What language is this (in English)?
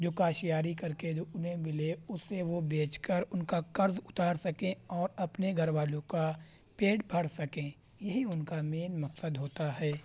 Urdu